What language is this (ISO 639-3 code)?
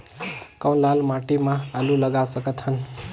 hne